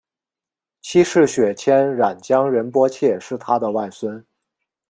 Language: Chinese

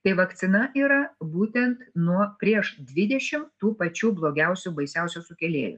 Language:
Lithuanian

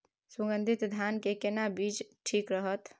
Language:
Maithili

